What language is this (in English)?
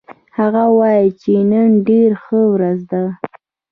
Pashto